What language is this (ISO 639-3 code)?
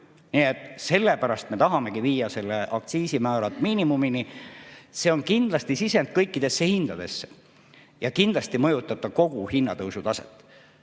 est